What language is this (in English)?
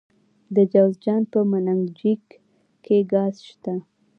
Pashto